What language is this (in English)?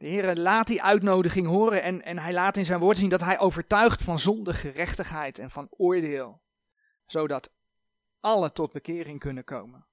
Dutch